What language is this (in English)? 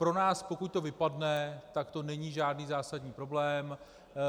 Czech